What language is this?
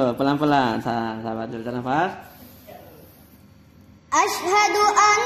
Arabic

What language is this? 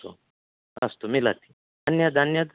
Sanskrit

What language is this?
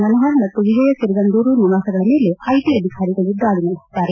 Kannada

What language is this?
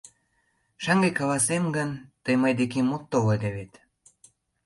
Mari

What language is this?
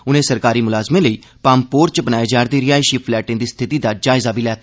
Dogri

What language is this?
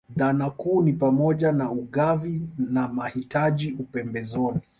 Swahili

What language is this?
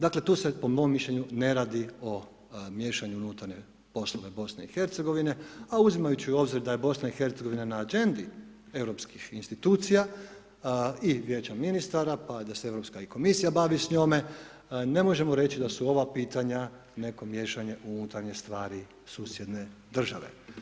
Croatian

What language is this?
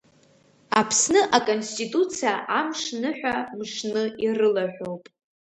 Abkhazian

